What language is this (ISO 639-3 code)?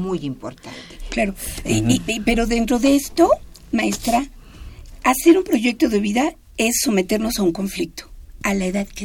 spa